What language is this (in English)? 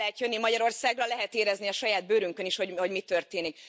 Hungarian